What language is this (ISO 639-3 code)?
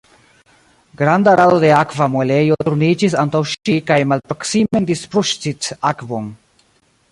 epo